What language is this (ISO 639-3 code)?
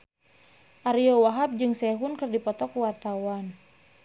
sun